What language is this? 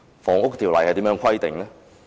Cantonese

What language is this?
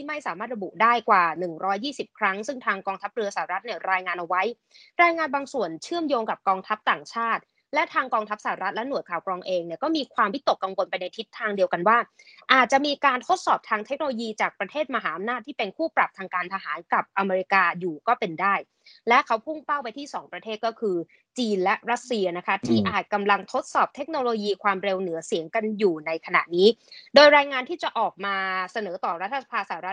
Thai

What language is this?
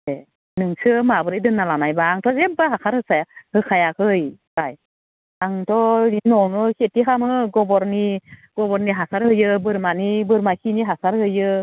Bodo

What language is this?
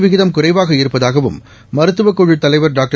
Tamil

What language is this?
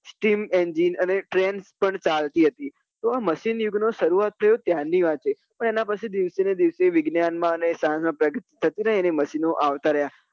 Gujarati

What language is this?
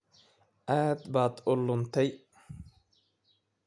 Somali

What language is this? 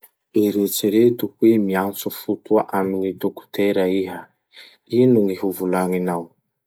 Masikoro Malagasy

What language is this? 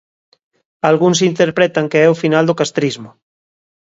Galician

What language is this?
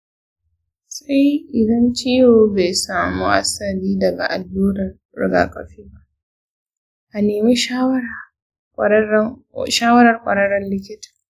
Hausa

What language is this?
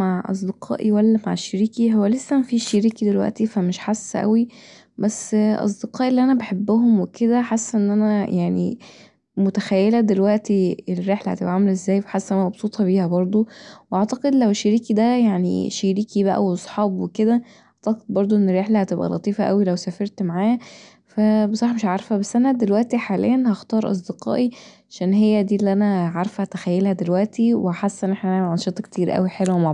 Egyptian Arabic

